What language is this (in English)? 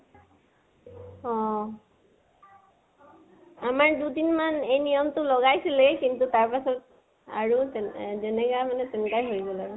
Assamese